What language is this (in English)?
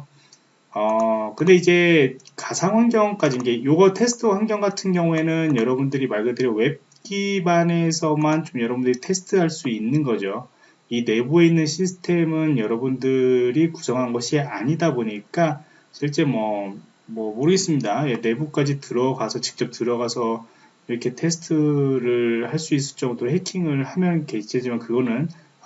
Korean